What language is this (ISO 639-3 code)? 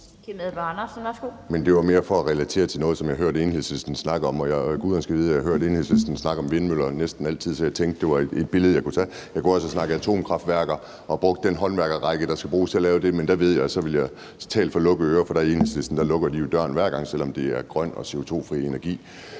dan